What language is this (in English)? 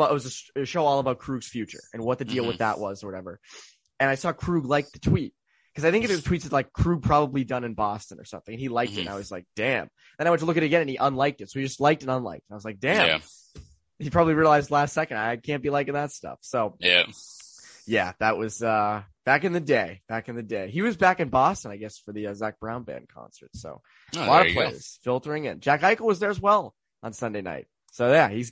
English